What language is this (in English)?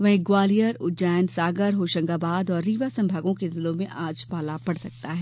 Hindi